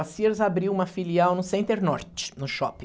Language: Portuguese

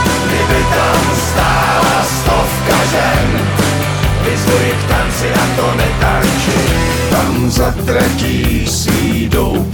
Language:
Slovak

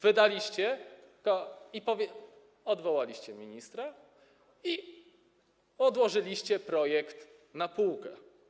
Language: Polish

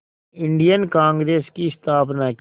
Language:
Hindi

